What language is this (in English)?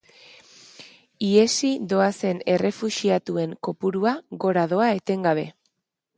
Basque